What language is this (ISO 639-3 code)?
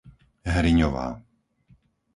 slk